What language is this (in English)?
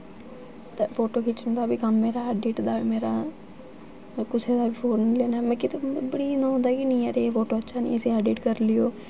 Dogri